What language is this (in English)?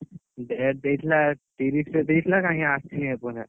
Odia